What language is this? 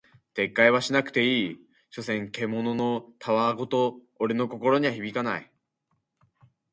Japanese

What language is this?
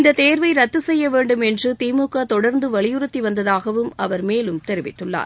Tamil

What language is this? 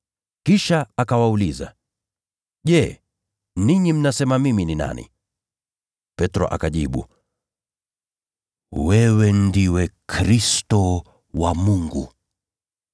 Swahili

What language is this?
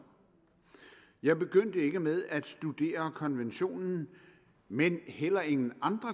Danish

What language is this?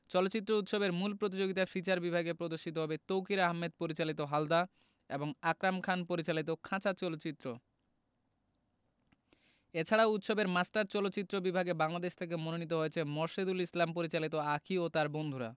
Bangla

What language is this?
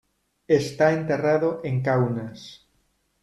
Spanish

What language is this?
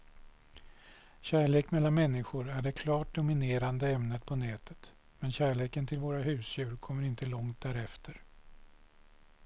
Swedish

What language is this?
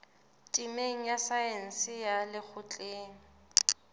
Southern Sotho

